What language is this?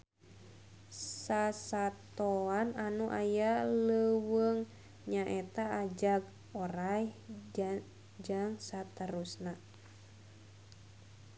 Sundanese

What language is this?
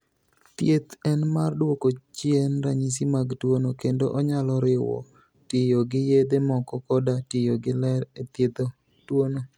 Luo (Kenya and Tanzania)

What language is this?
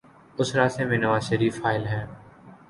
Urdu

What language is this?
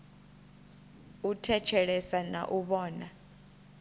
Venda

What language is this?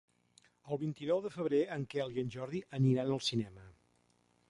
Catalan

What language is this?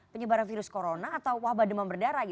Indonesian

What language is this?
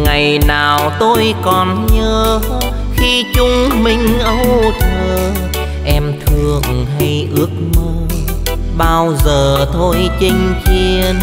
Vietnamese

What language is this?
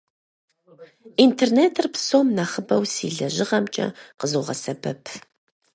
Kabardian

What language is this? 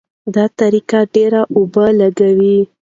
Pashto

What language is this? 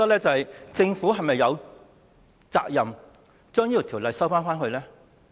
Cantonese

